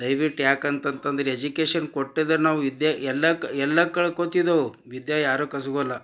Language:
Kannada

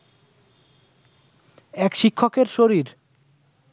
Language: Bangla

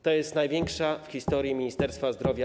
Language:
Polish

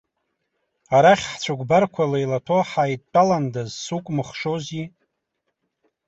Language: Abkhazian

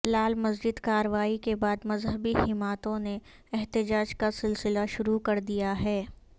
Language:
Urdu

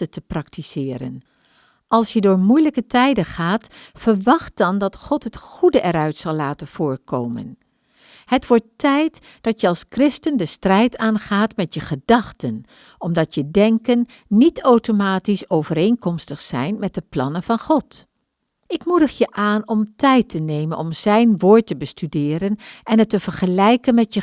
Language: Dutch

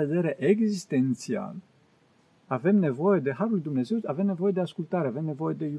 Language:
Romanian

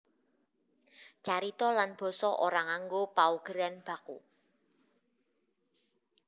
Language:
Javanese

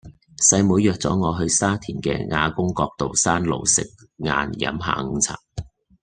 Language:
Cantonese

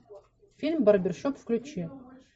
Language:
Russian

